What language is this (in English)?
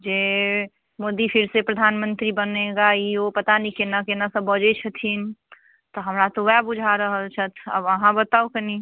Maithili